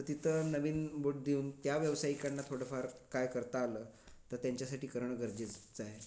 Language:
Marathi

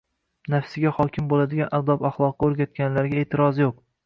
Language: Uzbek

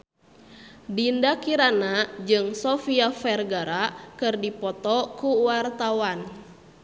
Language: Sundanese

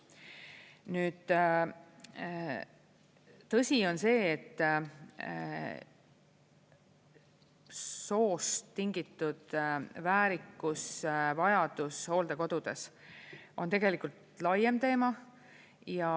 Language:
Estonian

